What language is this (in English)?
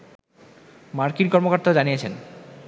Bangla